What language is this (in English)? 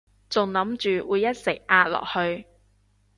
Cantonese